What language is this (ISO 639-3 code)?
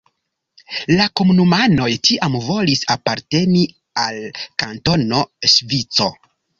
epo